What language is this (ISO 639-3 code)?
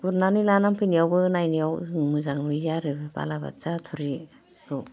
brx